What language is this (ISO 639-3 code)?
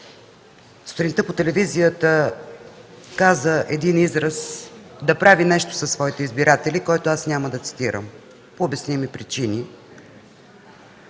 bul